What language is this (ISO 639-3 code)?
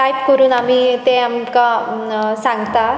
kok